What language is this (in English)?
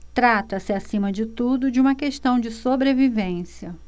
Portuguese